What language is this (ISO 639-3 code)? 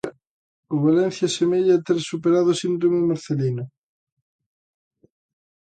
glg